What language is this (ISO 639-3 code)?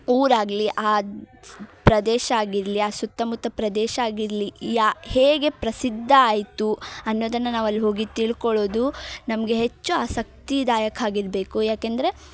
kan